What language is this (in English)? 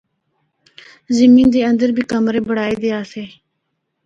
Northern Hindko